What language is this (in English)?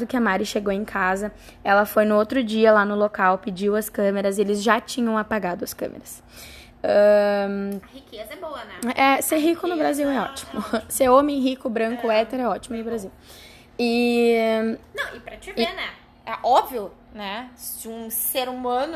Portuguese